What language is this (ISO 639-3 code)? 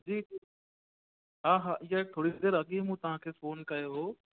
snd